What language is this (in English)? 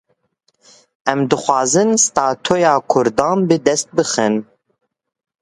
Kurdish